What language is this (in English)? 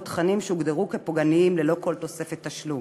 Hebrew